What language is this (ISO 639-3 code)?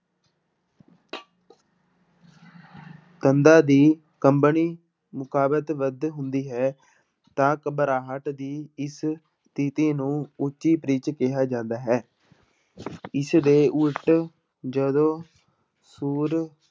pan